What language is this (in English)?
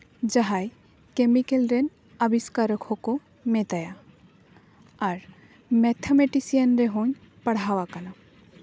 Santali